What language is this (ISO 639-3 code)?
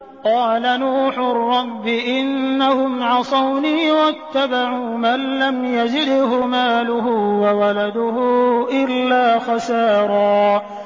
ara